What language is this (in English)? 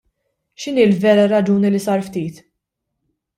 Maltese